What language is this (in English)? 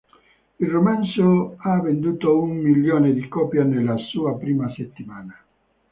Italian